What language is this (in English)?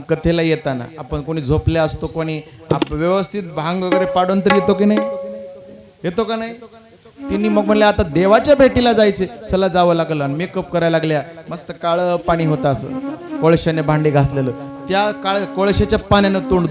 Marathi